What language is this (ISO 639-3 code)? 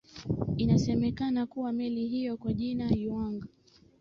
swa